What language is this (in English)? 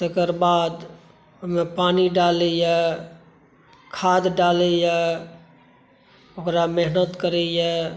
Maithili